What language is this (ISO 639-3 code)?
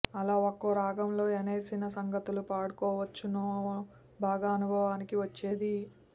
tel